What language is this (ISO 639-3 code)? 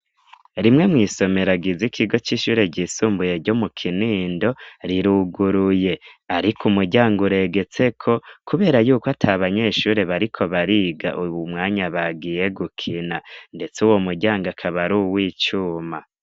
run